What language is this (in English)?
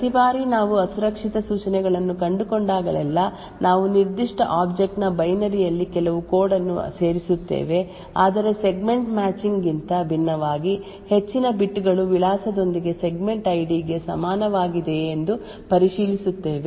Kannada